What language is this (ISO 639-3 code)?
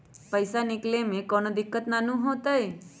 mag